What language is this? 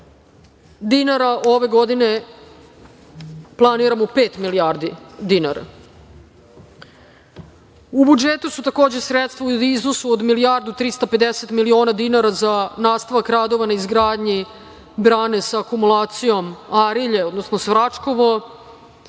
Serbian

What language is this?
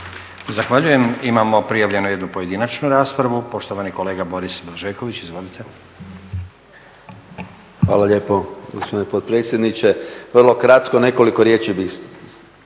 Croatian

